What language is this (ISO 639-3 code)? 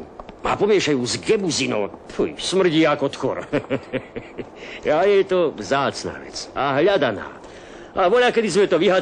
ces